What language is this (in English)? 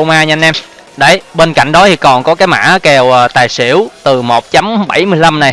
Vietnamese